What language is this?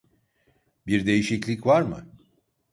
Turkish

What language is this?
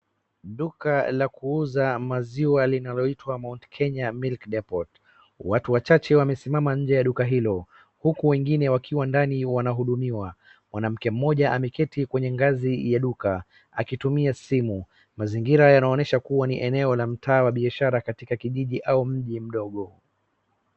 Swahili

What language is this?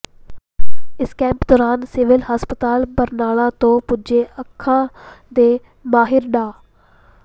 Punjabi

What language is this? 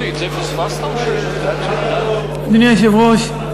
Hebrew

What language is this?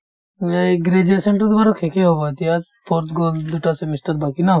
Assamese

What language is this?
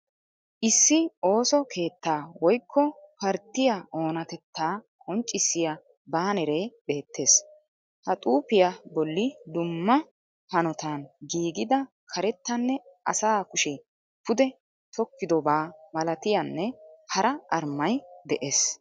Wolaytta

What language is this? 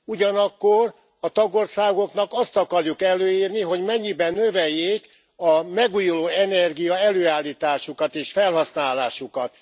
Hungarian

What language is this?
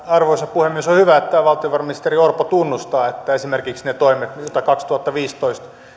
Finnish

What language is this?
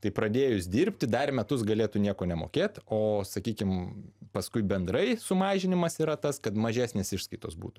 Lithuanian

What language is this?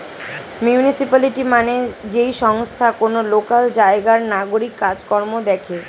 Bangla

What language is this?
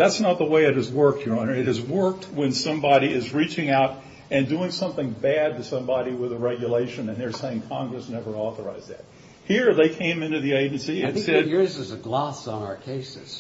English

